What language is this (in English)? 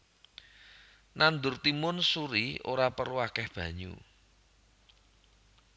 Javanese